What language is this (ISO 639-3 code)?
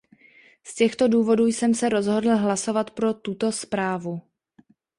ces